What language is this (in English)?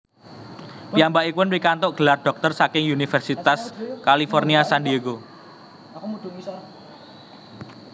Javanese